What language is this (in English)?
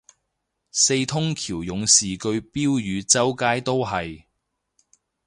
Cantonese